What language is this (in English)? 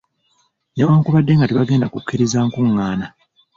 Ganda